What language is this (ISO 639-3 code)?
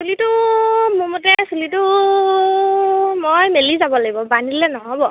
asm